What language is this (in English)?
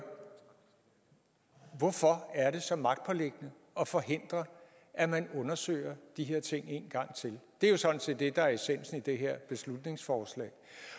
Danish